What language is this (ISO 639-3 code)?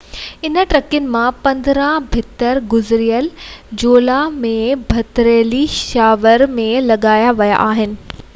snd